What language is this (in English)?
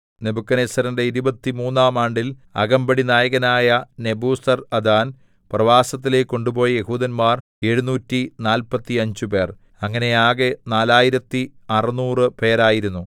Malayalam